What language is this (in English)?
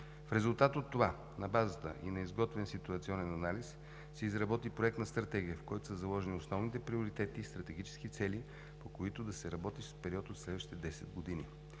Bulgarian